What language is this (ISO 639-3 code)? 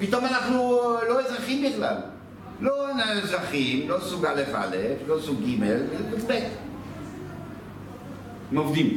heb